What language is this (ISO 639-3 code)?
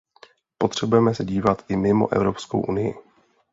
ces